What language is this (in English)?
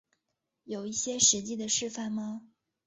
Chinese